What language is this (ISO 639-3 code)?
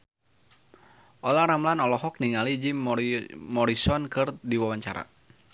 sun